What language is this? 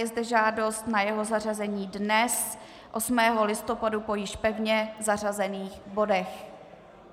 Czech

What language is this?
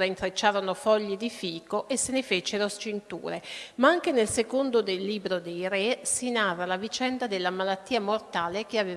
Italian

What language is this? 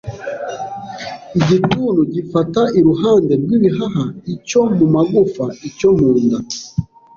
Kinyarwanda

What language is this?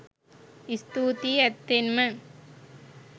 Sinhala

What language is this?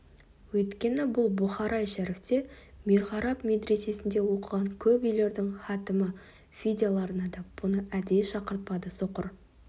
Kazakh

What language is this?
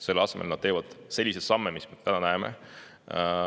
Estonian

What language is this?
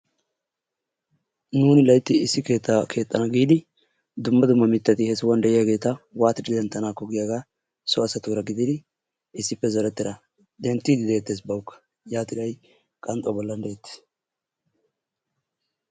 Wolaytta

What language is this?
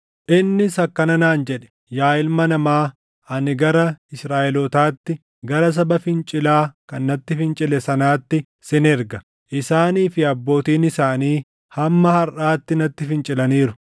Oromo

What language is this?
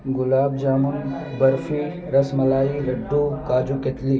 Urdu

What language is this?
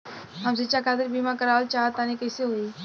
Bhojpuri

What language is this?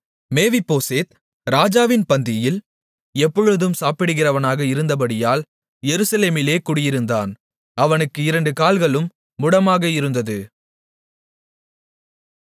Tamil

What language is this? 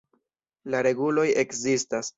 Esperanto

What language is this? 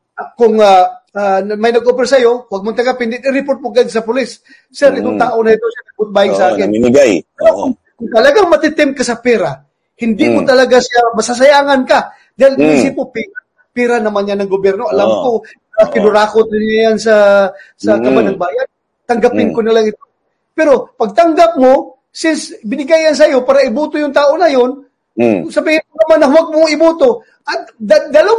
Filipino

